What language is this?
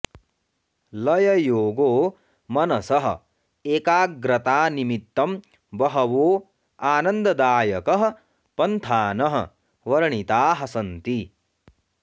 Sanskrit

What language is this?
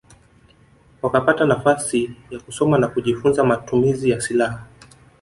Swahili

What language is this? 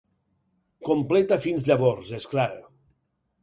Catalan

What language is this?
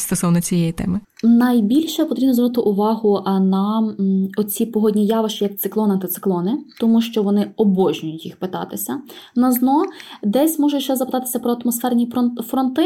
Ukrainian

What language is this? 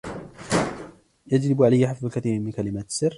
Arabic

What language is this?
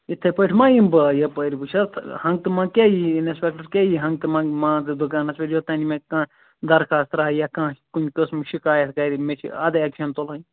Kashmiri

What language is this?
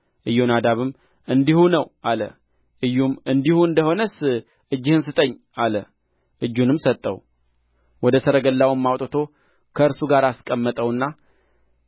Amharic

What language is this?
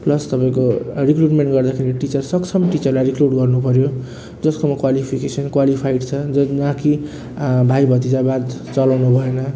Nepali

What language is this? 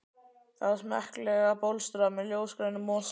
Icelandic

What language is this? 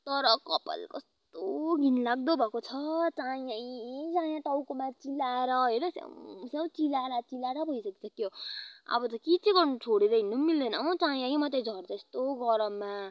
Nepali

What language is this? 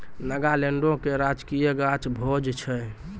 Maithili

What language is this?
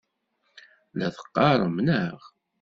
Kabyle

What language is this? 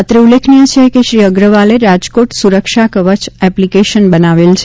Gujarati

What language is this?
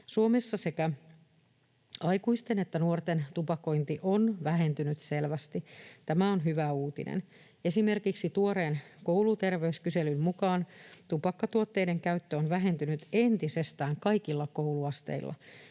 Finnish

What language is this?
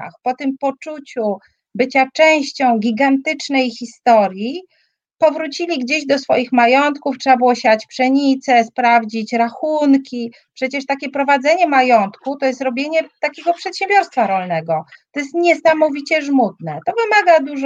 Polish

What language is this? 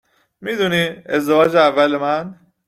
Persian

